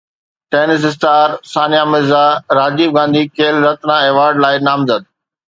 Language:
Sindhi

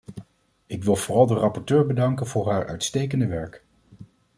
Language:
Dutch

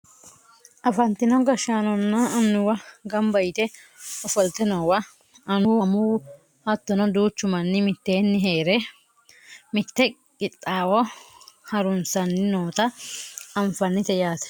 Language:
Sidamo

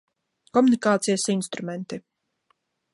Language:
Latvian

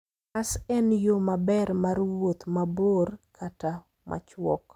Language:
Luo (Kenya and Tanzania)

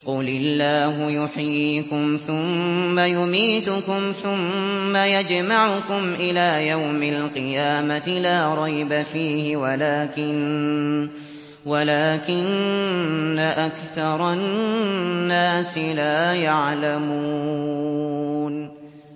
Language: Arabic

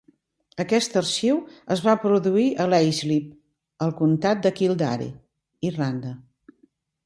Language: Catalan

